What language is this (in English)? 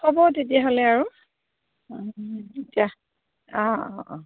Assamese